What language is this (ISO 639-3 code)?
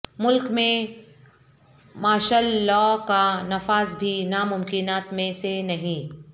urd